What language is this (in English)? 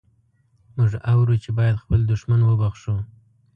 Pashto